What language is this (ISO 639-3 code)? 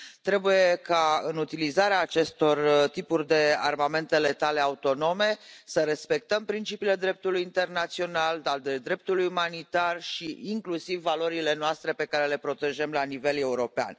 ron